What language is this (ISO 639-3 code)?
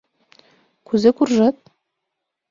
chm